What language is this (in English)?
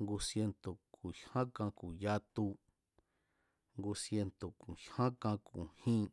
Mazatlán Mazatec